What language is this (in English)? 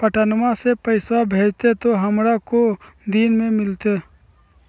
Magahi